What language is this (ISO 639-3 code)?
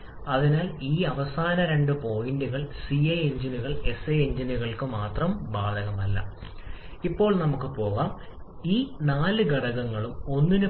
mal